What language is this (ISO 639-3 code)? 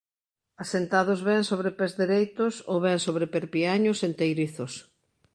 glg